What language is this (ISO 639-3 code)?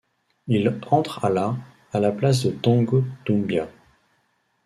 fra